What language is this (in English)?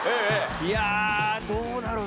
Japanese